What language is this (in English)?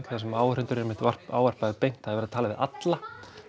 Icelandic